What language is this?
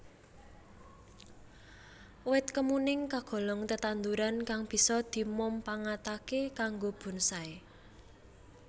Javanese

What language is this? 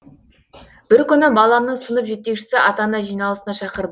Kazakh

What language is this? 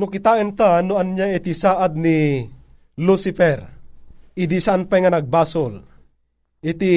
Filipino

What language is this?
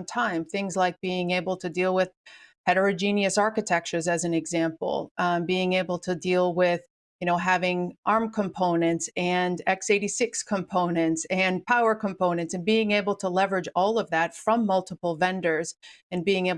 English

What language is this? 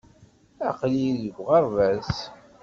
Kabyle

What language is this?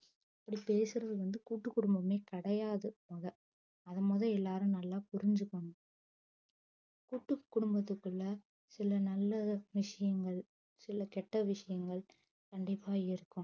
Tamil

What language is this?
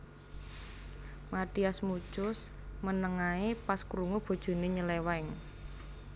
Javanese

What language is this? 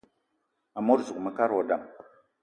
Eton (Cameroon)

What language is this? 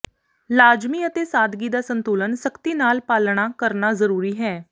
Punjabi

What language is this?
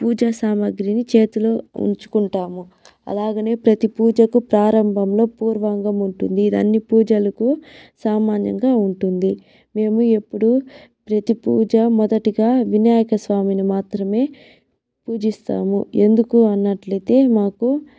Telugu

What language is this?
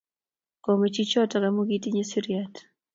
Kalenjin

